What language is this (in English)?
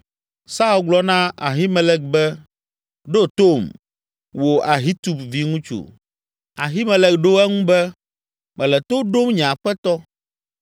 Ewe